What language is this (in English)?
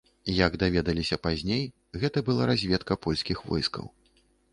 Belarusian